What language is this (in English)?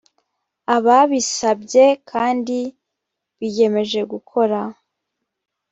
Kinyarwanda